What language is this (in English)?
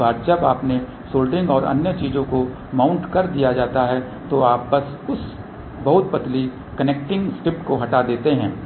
Hindi